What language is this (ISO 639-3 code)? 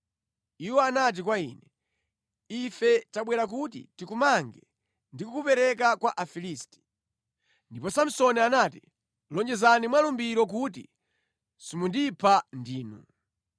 nya